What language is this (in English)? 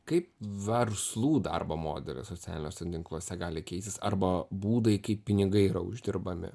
Lithuanian